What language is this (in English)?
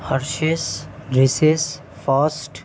Telugu